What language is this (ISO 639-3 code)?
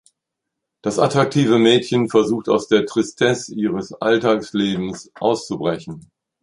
deu